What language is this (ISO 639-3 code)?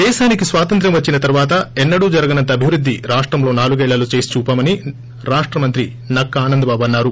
tel